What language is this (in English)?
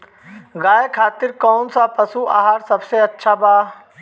Bhojpuri